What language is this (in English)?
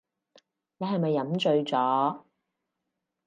Cantonese